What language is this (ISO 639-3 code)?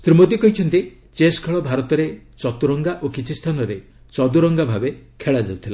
ori